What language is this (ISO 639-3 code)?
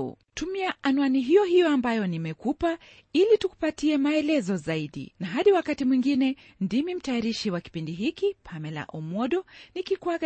swa